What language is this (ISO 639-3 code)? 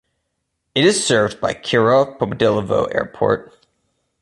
eng